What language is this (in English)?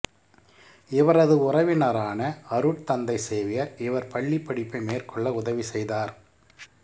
Tamil